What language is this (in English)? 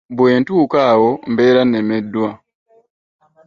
Ganda